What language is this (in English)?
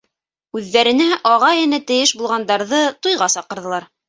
Bashkir